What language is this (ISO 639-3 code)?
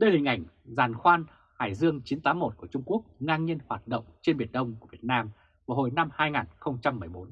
vie